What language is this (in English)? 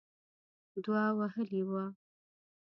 Pashto